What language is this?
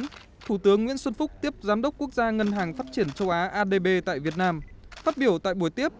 Vietnamese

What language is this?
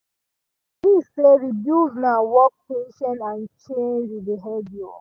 Nigerian Pidgin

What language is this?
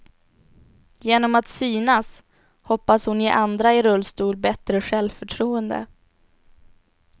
Swedish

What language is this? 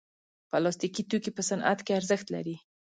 Pashto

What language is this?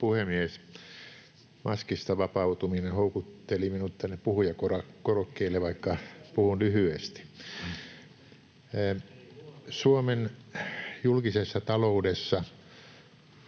Finnish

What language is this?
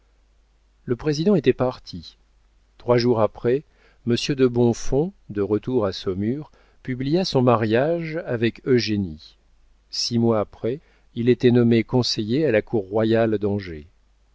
French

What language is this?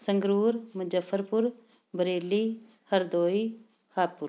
Punjabi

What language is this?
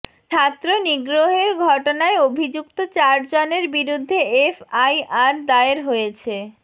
Bangla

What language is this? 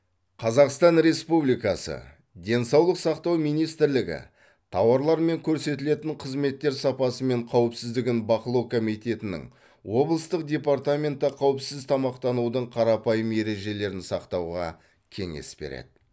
Kazakh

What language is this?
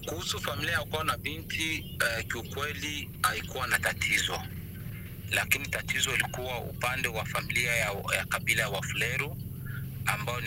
Swahili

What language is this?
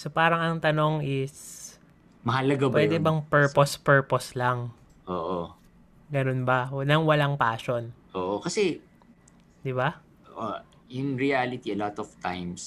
Filipino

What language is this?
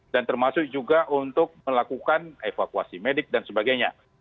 Indonesian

